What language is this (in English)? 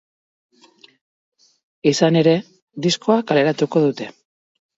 Basque